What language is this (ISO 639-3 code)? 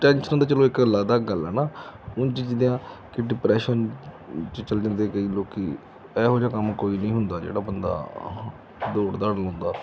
pan